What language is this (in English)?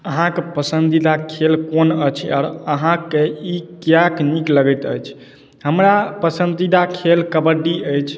Maithili